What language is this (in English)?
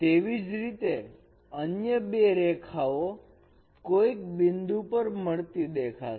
Gujarati